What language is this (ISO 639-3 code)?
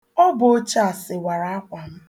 ibo